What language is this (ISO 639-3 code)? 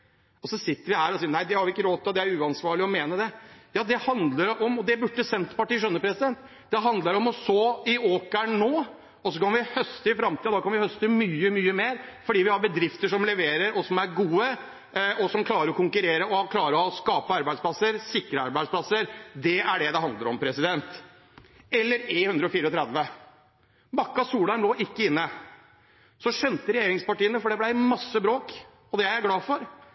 nob